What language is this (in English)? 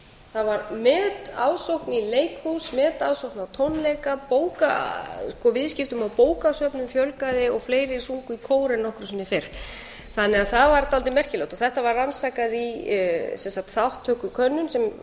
Icelandic